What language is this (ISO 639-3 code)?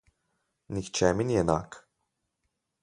slv